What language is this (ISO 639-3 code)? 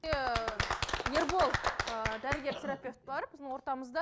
kaz